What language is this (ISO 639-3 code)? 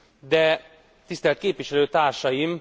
hun